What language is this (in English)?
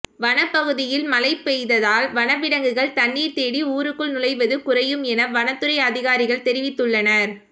Tamil